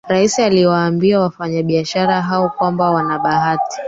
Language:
Swahili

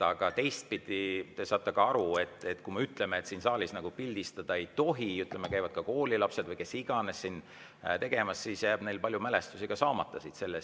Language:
Estonian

